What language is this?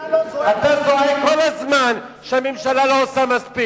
Hebrew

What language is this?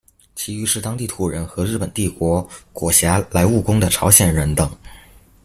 Chinese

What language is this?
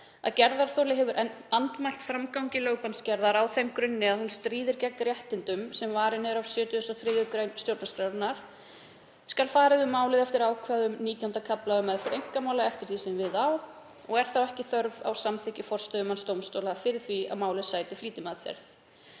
Icelandic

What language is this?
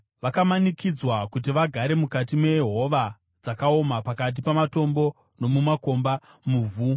Shona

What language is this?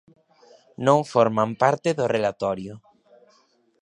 Galician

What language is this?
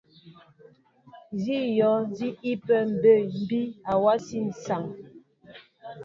Mbo (Cameroon)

